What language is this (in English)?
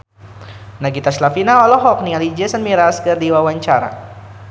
Sundanese